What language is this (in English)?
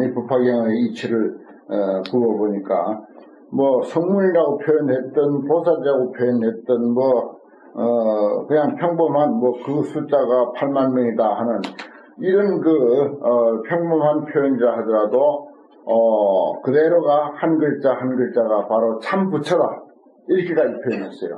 Korean